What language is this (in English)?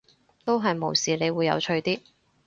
Cantonese